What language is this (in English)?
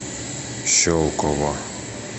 Russian